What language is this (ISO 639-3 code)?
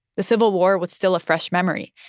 eng